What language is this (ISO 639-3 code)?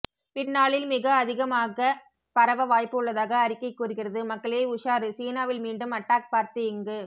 tam